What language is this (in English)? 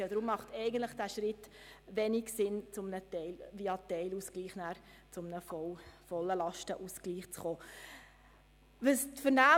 Swiss German